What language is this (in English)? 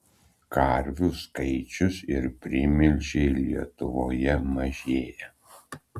Lithuanian